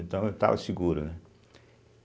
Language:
Portuguese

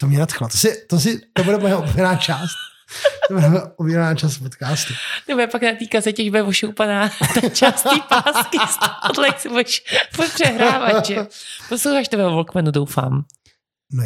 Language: Czech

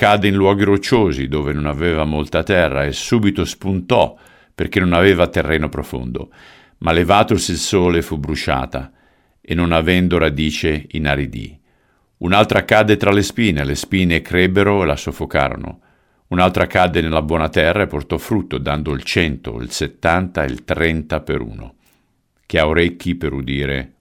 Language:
Italian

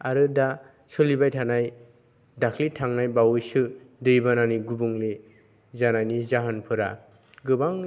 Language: Bodo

